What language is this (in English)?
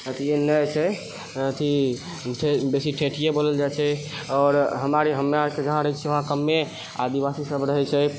Maithili